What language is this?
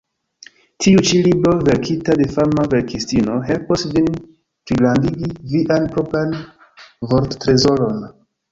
Esperanto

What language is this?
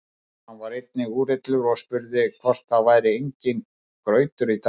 Icelandic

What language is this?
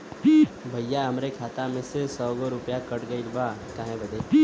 Bhojpuri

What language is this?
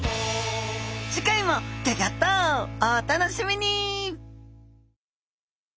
Japanese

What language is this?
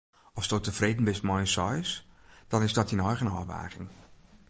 Western Frisian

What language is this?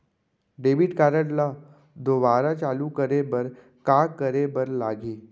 Chhattisgarhi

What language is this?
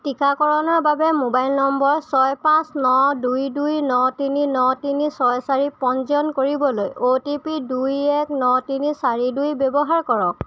Assamese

